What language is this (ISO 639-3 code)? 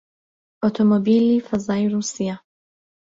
ckb